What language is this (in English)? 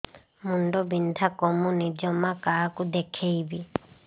Odia